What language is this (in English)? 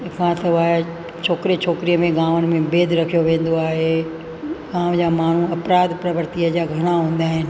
Sindhi